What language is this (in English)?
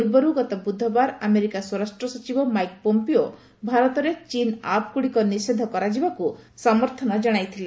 Odia